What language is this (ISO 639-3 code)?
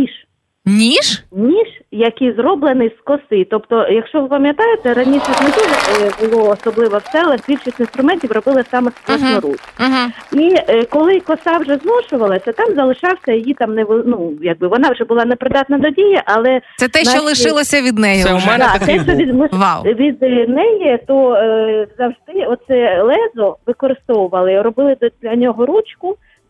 ukr